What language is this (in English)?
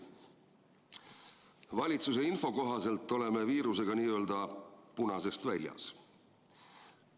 Estonian